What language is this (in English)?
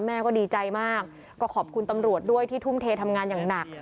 Thai